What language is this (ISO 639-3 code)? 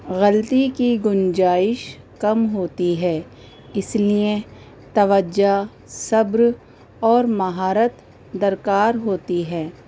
urd